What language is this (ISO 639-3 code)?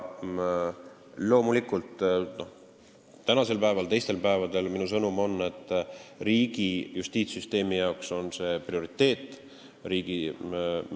est